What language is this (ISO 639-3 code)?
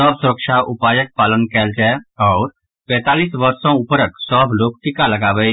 mai